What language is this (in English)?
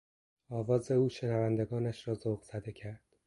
Persian